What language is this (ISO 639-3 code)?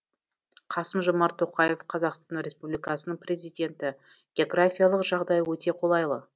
kaz